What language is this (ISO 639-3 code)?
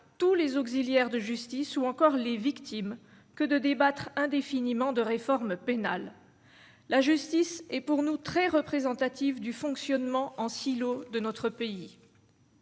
fra